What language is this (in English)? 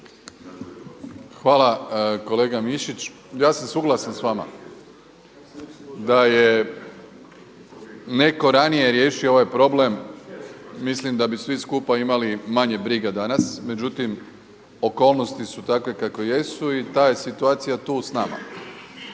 Croatian